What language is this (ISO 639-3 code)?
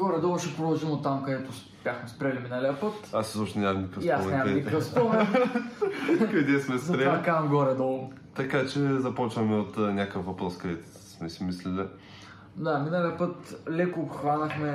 bul